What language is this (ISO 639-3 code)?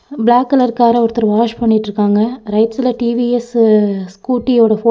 tam